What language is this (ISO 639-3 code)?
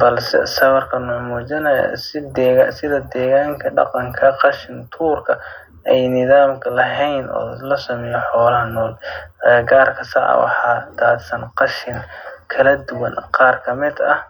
som